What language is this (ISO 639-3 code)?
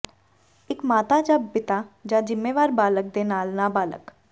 pan